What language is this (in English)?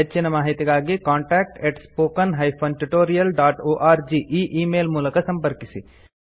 Kannada